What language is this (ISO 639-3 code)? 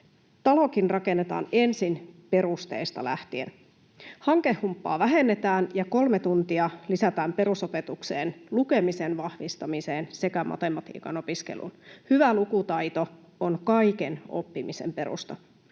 fin